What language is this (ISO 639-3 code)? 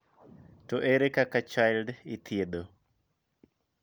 luo